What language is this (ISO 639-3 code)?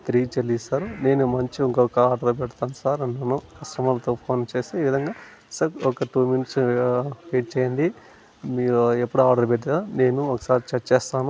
tel